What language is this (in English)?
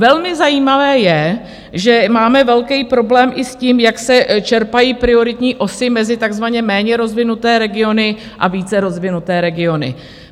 Czech